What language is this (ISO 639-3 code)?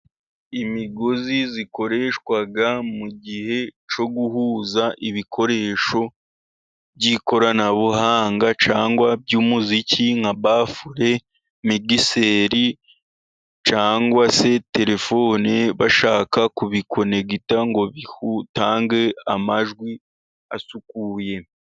kin